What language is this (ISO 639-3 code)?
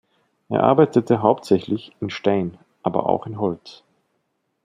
deu